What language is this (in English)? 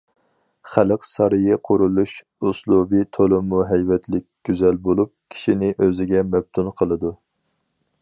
Uyghur